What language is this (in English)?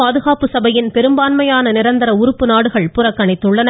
Tamil